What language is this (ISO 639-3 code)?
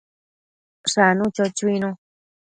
mcf